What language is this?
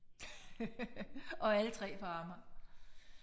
Danish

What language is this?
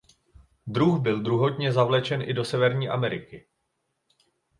Czech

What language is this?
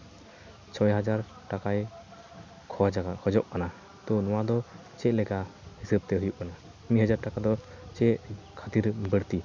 Santali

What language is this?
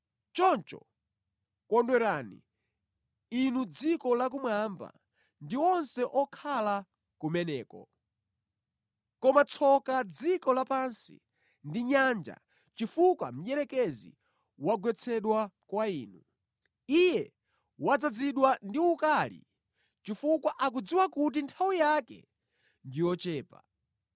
Nyanja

